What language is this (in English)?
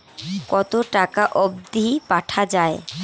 Bangla